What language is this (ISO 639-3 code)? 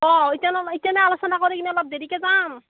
asm